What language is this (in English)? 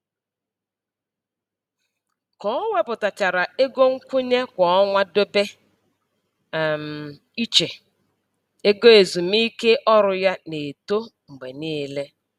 Igbo